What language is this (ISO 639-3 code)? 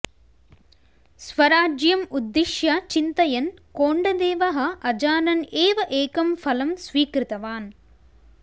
san